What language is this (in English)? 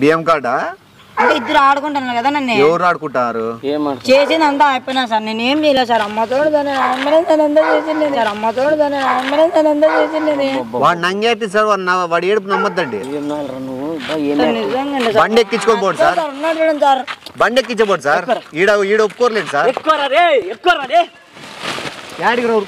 Telugu